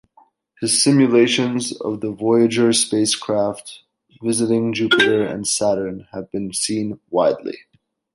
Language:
English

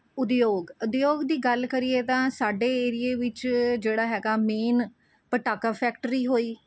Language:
Punjabi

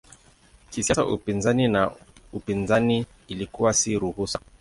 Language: Swahili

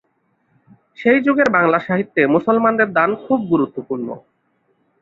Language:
Bangla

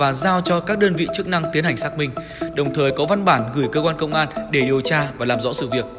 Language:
Vietnamese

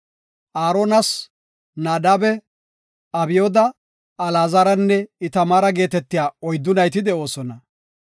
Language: Gofa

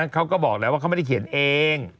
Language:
Thai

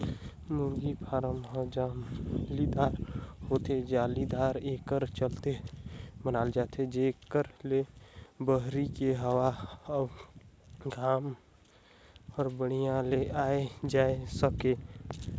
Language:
Chhattisgarhi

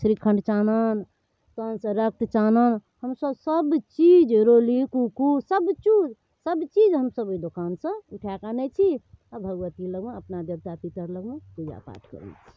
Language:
Maithili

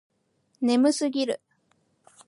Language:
Japanese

